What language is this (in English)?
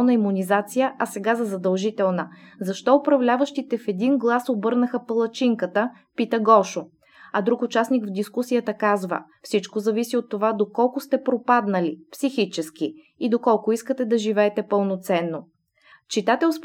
Bulgarian